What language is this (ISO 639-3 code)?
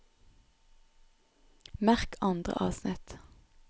nor